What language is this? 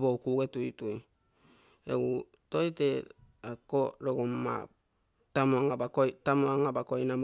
Bondei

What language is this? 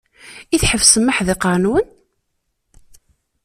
Kabyle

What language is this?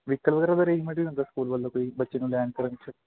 Punjabi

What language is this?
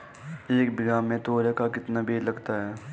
Hindi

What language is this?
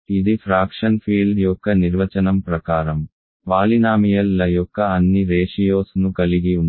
Telugu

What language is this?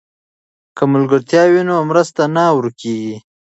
Pashto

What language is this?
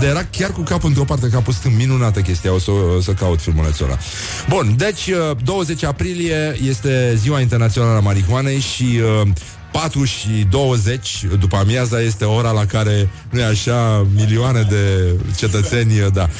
Romanian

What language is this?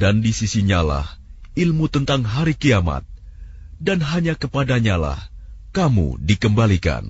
Arabic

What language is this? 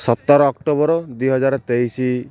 Odia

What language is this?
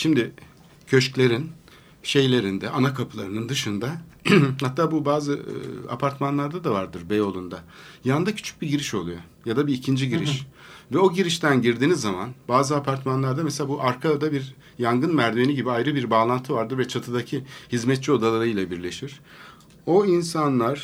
Turkish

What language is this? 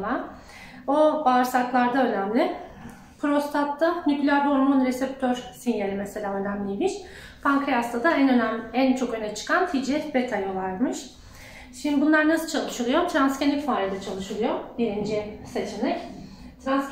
Turkish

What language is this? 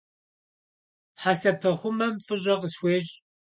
Kabardian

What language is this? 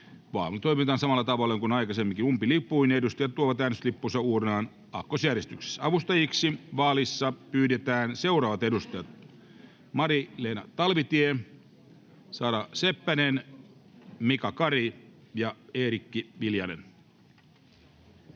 Finnish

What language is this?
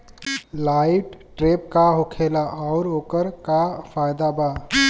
Bhojpuri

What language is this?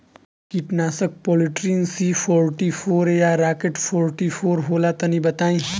Bhojpuri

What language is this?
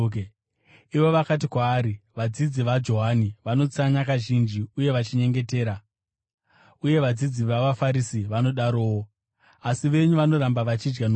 Shona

